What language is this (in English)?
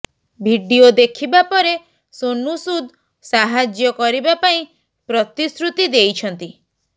Odia